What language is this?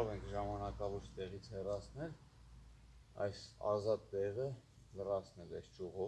Turkish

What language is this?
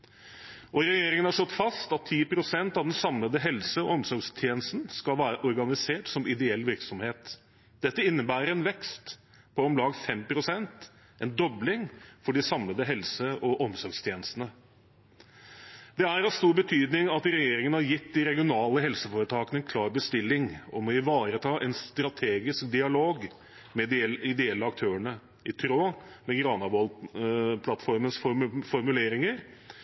Norwegian Bokmål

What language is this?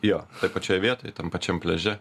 Lithuanian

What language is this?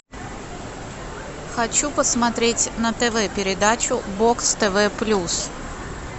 Russian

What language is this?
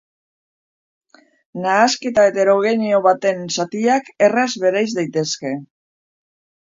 Basque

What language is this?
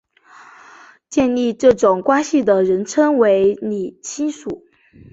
Chinese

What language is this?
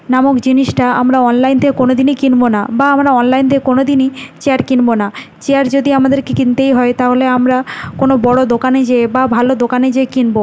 Bangla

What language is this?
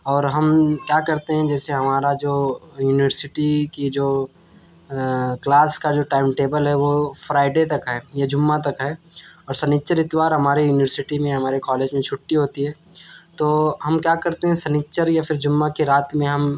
Urdu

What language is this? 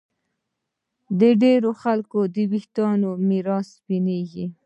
Pashto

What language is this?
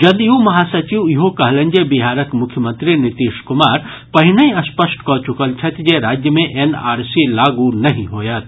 Maithili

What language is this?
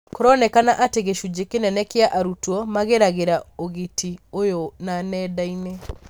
Kikuyu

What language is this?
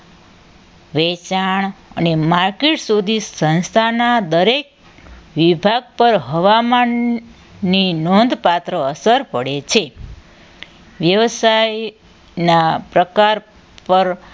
Gujarati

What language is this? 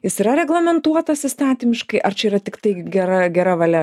Lithuanian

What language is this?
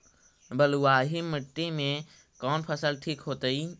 Magahi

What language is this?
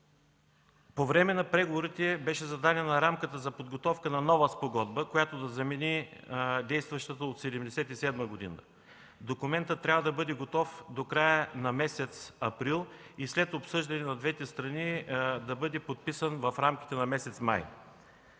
Bulgarian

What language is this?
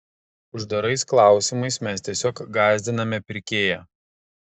Lithuanian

